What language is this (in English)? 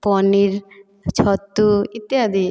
Odia